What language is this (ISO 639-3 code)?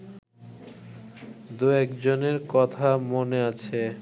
ben